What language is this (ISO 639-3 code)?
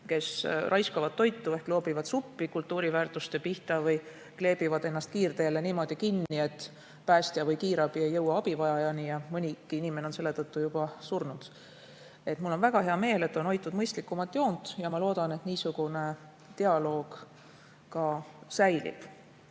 est